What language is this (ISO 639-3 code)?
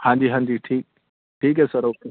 pan